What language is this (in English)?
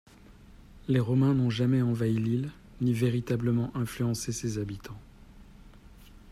French